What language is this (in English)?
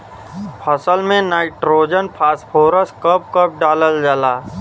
Bhojpuri